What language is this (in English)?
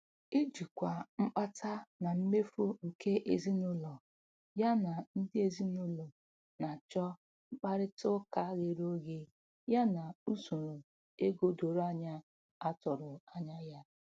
Igbo